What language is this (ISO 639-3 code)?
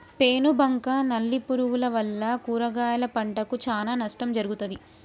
tel